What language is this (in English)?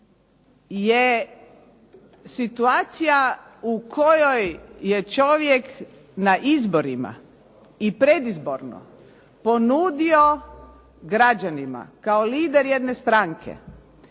Croatian